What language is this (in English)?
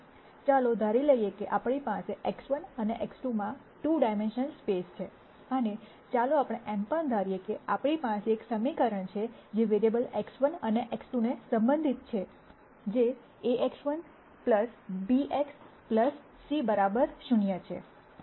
Gujarati